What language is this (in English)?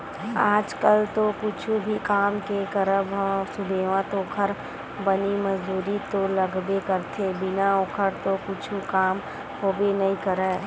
Chhattisgarhi